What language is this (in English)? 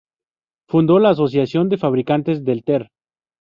Spanish